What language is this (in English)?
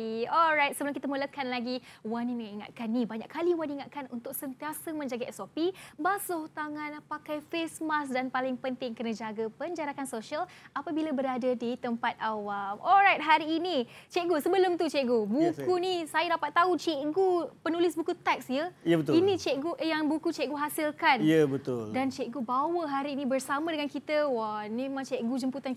Malay